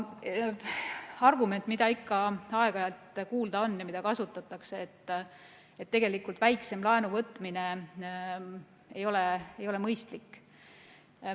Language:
Estonian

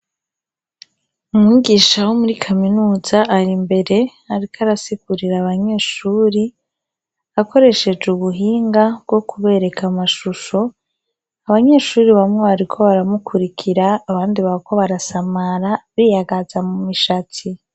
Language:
Rundi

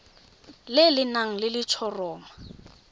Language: Tswana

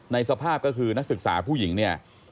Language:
Thai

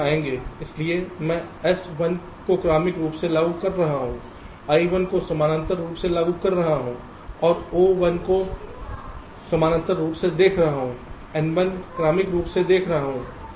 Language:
Hindi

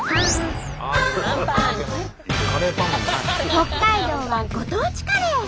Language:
Japanese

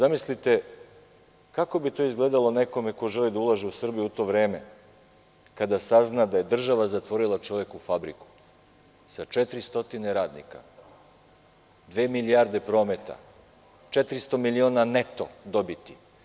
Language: Serbian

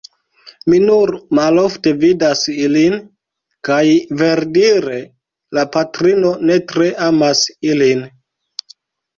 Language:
Esperanto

